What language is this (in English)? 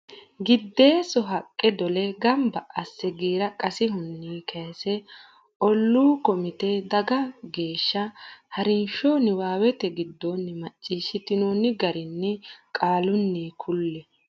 Sidamo